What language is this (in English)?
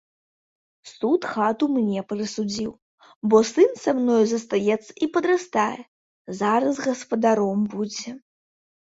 Belarusian